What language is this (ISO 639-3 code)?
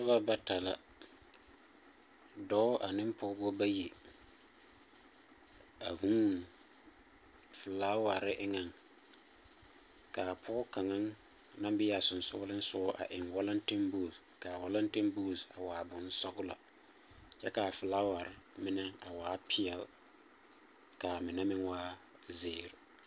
dga